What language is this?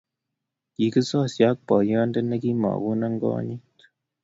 Kalenjin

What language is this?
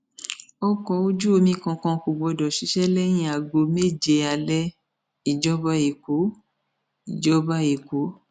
Yoruba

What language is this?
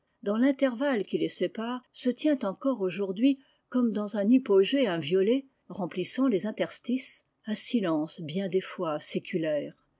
French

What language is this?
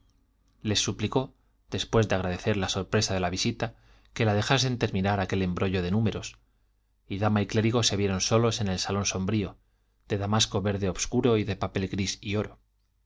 Spanish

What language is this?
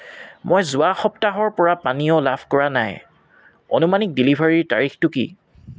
Assamese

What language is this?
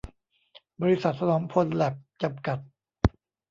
Thai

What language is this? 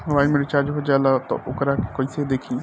Bhojpuri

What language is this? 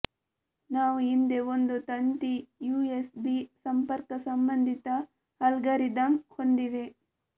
Kannada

